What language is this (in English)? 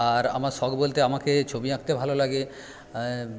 Bangla